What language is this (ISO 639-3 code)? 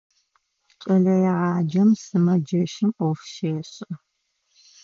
ady